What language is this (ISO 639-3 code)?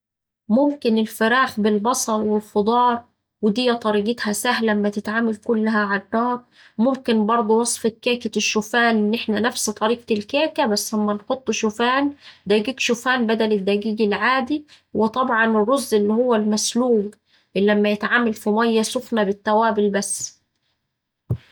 aec